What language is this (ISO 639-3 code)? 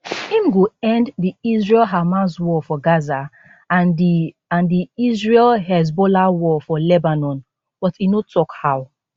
pcm